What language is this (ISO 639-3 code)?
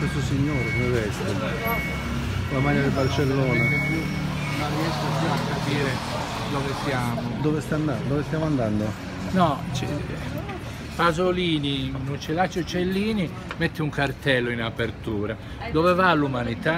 ita